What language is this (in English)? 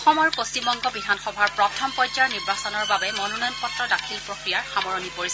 Assamese